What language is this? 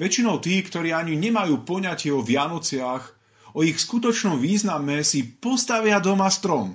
Slovak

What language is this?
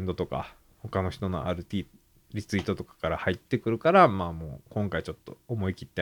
Japanese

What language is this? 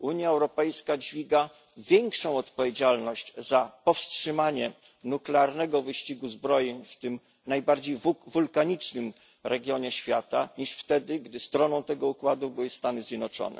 Polish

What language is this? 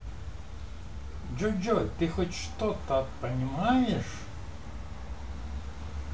Russian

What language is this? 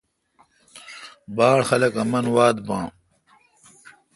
Kalkoti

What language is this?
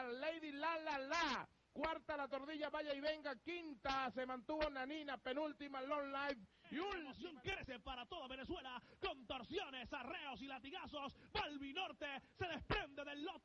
Spanish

